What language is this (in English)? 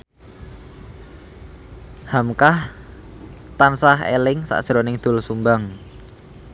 Javanese